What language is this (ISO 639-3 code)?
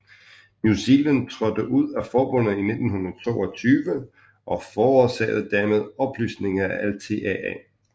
dan